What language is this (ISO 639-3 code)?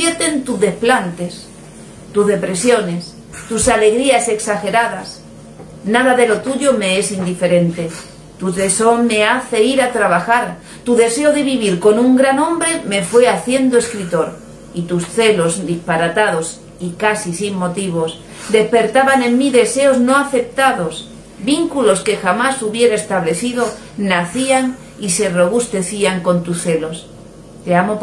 spa